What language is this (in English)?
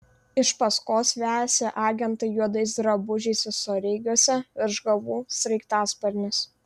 Lithuanian